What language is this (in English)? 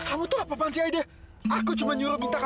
Indonesian